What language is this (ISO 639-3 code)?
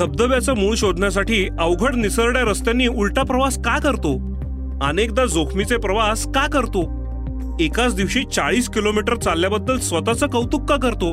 mar